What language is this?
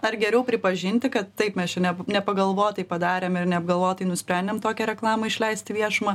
Lithuanian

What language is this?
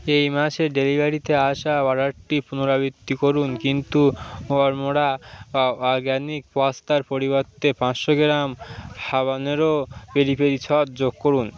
Bangla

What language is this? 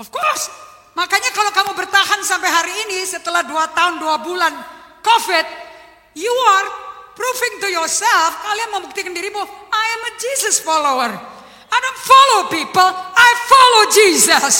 Indonesian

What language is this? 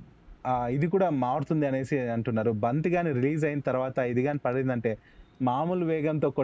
Telugu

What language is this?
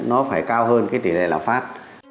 Vietnamese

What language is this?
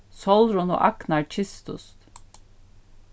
Faroese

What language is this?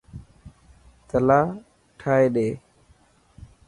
Dhatki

